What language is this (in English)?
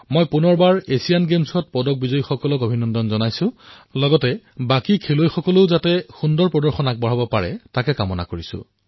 Assamese